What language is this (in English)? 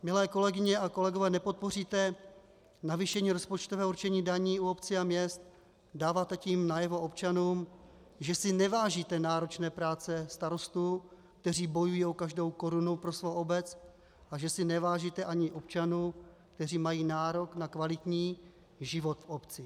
Czech